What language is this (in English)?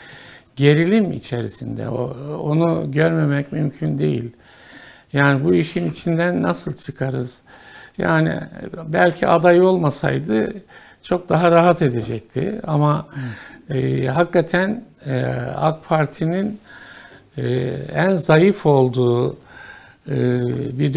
Turkish